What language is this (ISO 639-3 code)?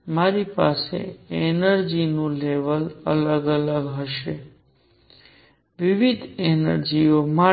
guj